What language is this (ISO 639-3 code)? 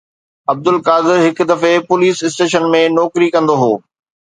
snd